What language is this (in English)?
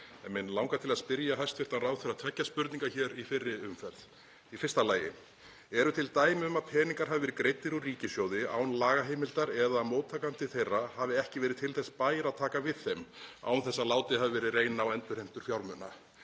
Icelandic